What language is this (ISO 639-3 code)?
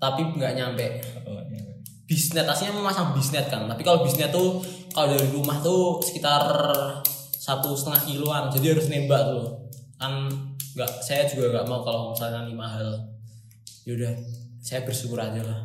ind